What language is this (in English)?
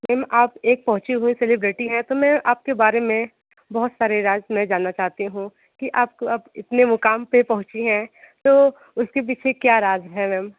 Hindi